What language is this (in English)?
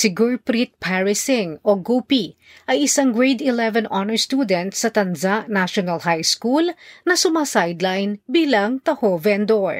Filipino